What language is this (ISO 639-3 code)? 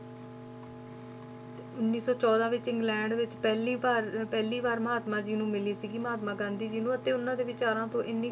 pan